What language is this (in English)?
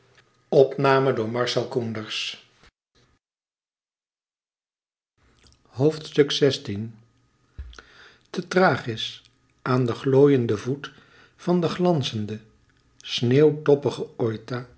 Dutch